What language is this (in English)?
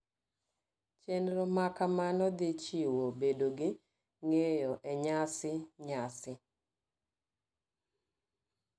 Luo (Kenya and Tanzania)